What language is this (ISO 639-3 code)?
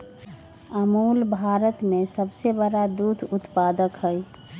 mag